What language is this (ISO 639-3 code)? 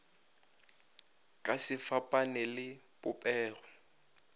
nso